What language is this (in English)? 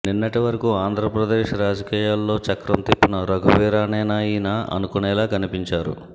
Telugu